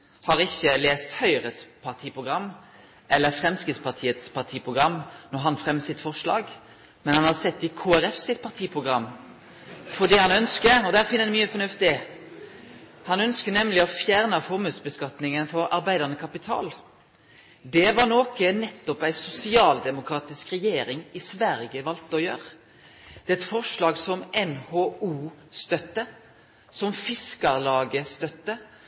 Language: Norwegian Nynorsk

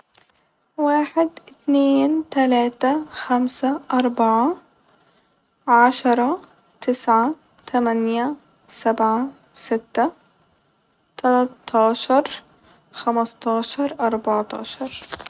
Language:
Egyptian Arabic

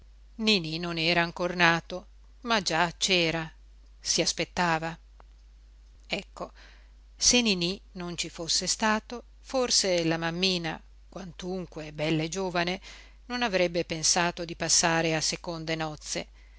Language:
Italian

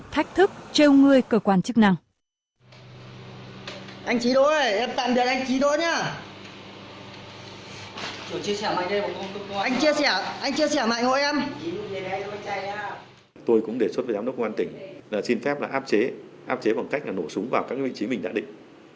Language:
Vietnamese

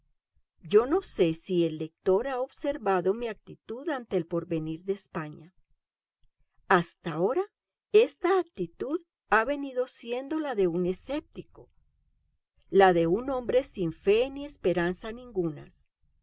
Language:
Spanish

